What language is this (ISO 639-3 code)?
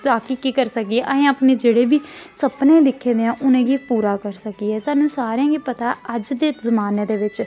doi